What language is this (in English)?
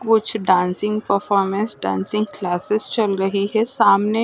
Hindi